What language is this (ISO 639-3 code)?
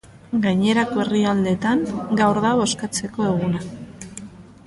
eus